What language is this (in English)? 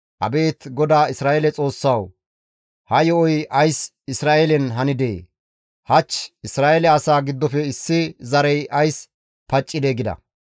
Gamo